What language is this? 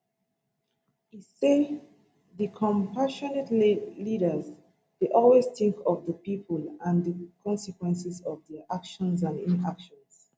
Nigerian Pidgin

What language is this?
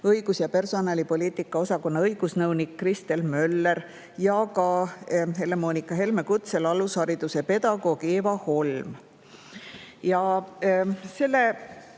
Estonian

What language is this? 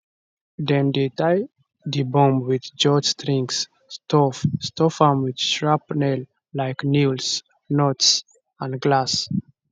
Nigerian Pidgin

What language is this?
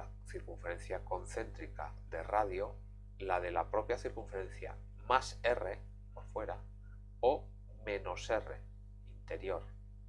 Spanish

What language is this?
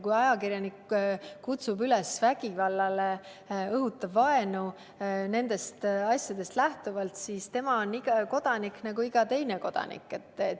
Estonian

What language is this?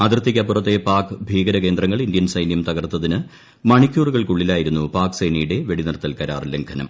Malayalam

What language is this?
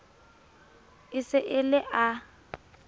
Southern Sotho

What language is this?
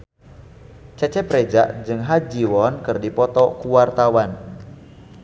Sundanese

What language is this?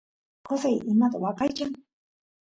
Santiago del Estero Quichua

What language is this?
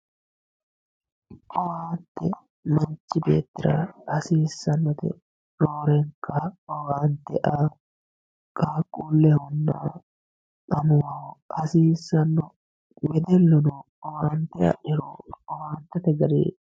Sidamo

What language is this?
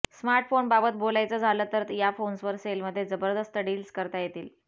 Marathi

